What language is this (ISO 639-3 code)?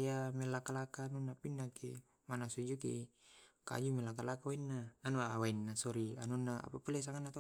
rob